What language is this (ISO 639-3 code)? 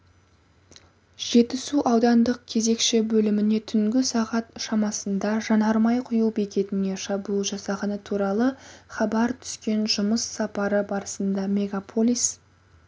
kaz